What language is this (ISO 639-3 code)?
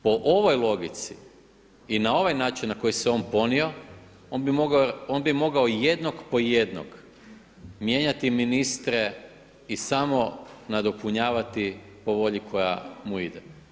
hrv